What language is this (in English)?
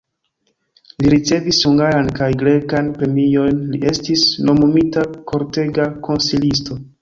Esperanto